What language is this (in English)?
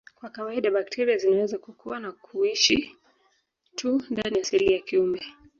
Swahili